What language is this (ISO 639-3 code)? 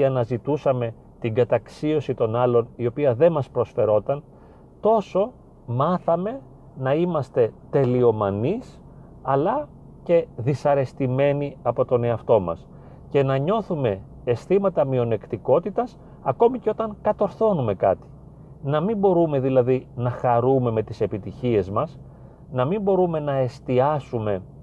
ell